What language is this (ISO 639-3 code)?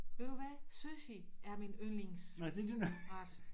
dan